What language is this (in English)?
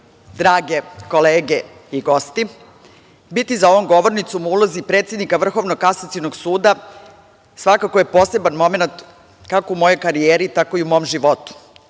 Serbian